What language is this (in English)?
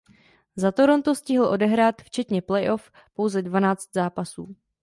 Czech